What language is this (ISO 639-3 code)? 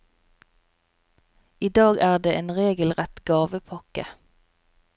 nor